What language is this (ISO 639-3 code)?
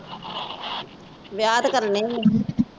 pan